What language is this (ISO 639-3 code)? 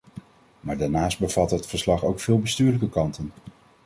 nld